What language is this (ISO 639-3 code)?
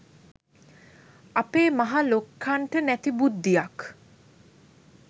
sin